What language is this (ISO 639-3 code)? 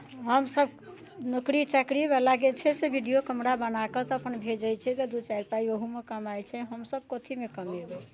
mai